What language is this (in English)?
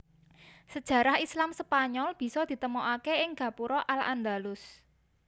Javanese